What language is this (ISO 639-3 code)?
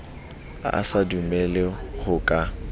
sot